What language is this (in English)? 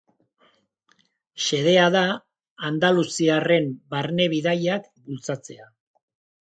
Basque